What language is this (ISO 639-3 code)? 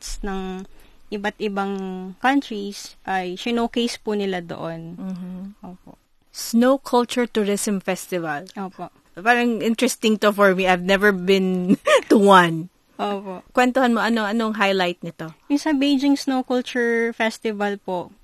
fil